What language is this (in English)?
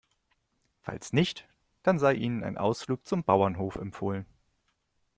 German